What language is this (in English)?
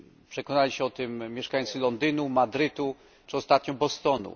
Polish